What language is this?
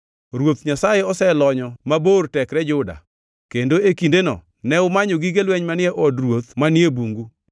Luo (Kenya and Tanzania)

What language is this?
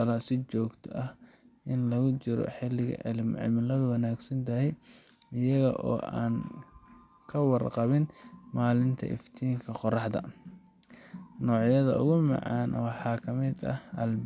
Somali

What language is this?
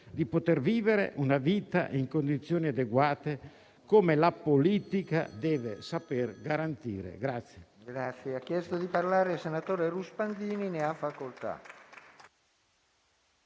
Italian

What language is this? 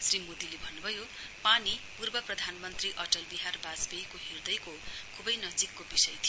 Nepali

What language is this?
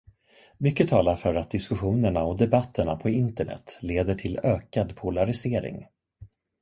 Swedish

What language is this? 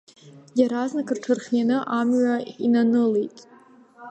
Abkhazian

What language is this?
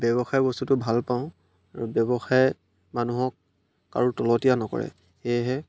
Assamese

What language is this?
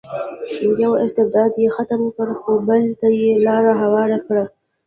Pashto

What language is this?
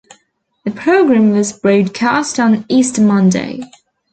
English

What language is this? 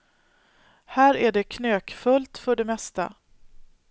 Swedish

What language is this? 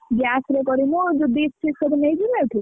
Odia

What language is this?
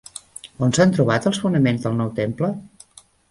Catalan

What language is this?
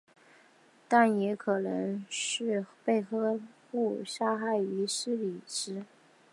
Chinese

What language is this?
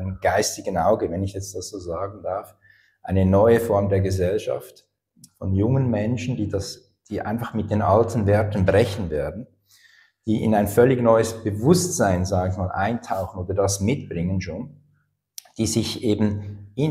German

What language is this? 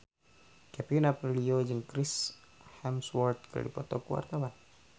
Sundanese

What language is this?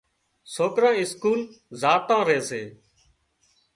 Wadiyara Koli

